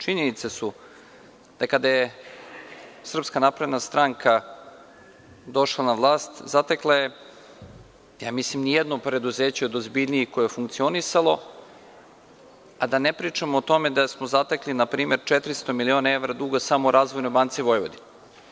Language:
Serbian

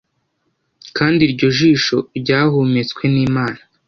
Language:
Kinyarwanda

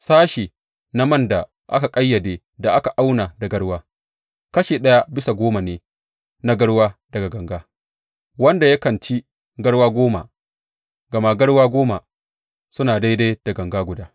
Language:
Hausa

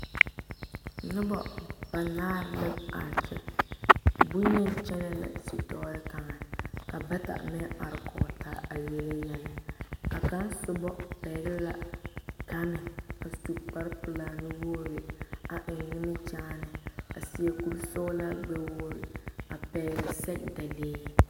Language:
Southern Dagaare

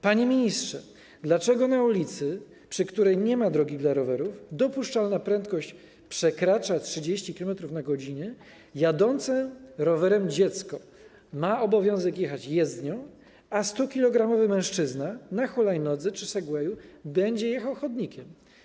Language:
Polish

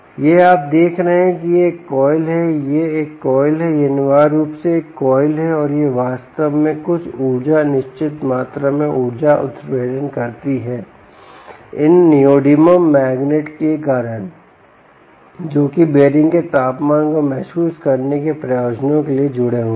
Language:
Hindi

